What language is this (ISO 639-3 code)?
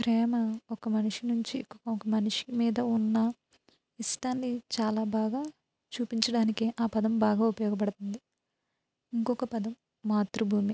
tel